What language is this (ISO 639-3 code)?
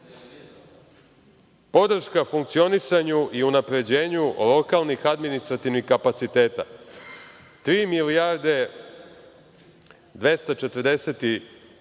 srp